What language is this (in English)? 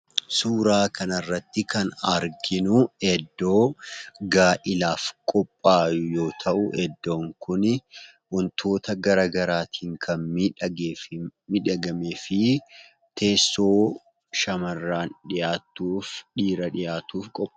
Oromo